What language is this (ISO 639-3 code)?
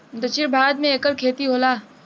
bho